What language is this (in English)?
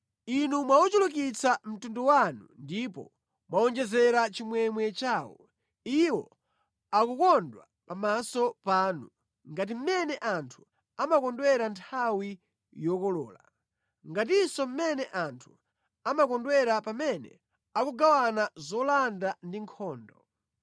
Nyanja